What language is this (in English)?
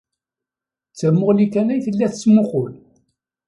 Kabyle